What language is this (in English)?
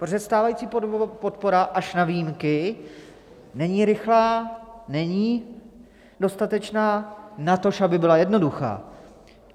Czech